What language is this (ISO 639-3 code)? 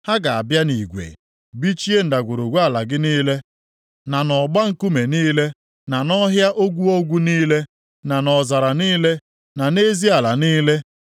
ibo